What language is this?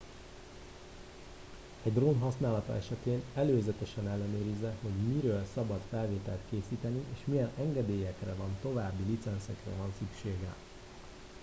Hungarian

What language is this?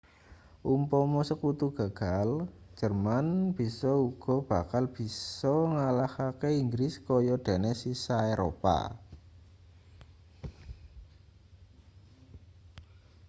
Javanese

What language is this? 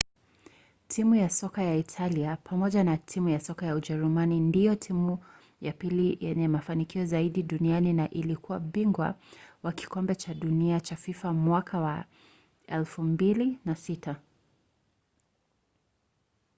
Swahili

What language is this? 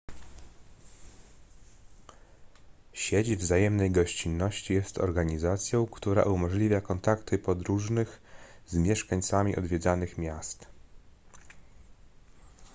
Polish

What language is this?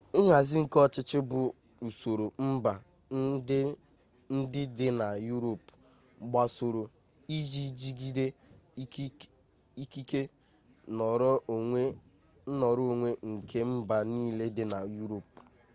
Igbo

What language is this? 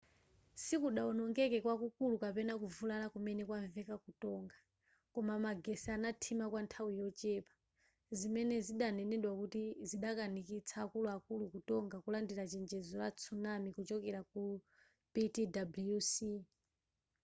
Nyanja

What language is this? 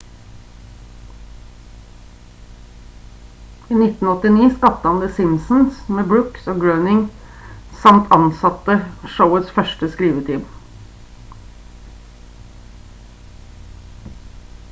Norwegian Bokmål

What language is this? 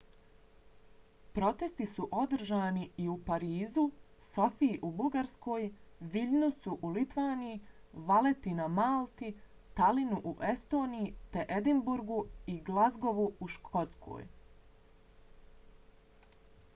Bosnian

